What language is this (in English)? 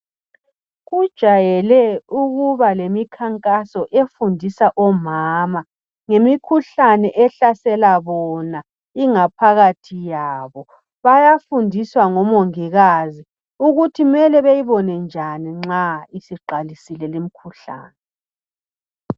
North Ndebele